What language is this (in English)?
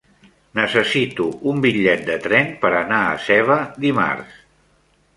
Catalan